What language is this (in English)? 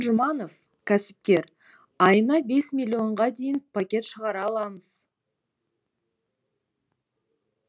Kazakh